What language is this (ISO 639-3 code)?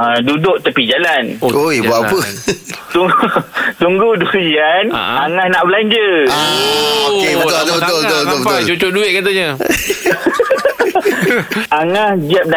msa